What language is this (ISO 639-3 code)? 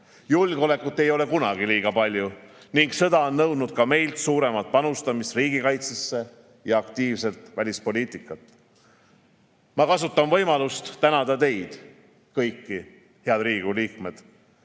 est